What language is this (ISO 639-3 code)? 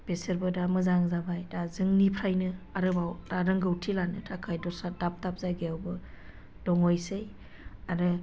brx